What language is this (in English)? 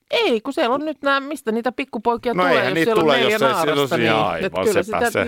Finnish